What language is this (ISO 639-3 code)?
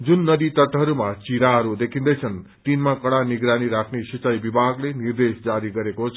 nep